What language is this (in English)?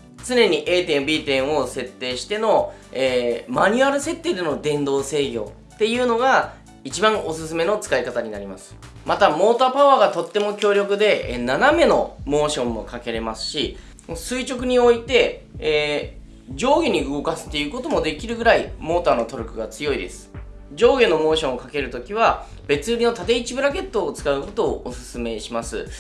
Japanese